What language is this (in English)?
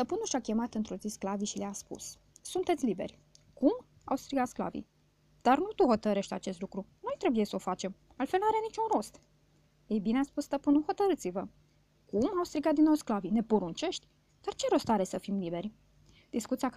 Romanian